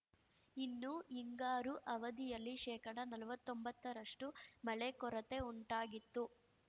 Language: Kannada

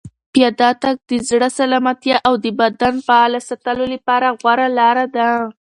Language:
Pashto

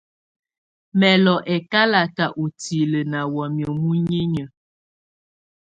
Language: Tunen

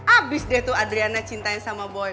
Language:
Indonesian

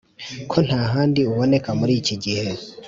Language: Kinyarwanda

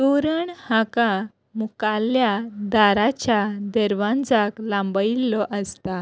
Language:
Konkani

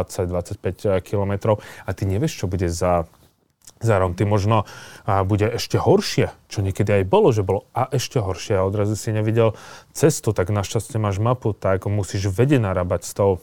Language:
Slovak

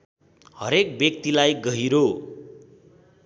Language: Nepali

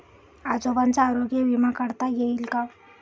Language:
Marathi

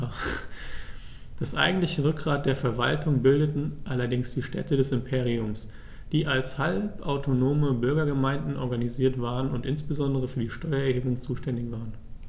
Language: German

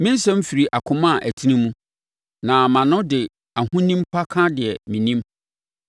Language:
Akan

